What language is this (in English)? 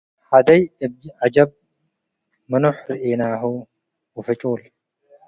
Tigre